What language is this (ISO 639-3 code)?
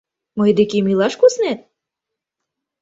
chm